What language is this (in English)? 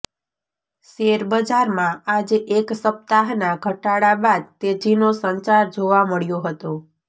Gujarati